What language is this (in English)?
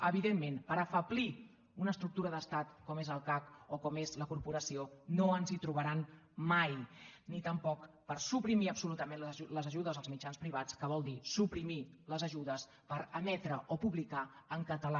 Catalan